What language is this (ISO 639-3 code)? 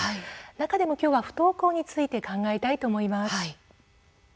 jpn